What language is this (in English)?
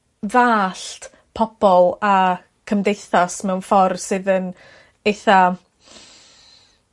Welsh